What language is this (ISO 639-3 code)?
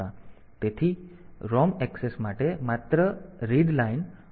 guj